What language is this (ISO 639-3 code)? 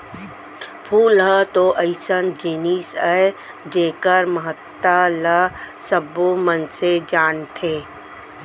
hne